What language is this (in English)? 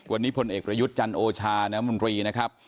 Thai